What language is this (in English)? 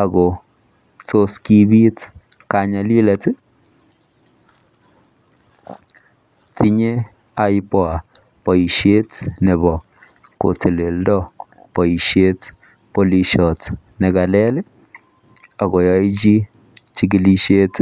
Kalenjin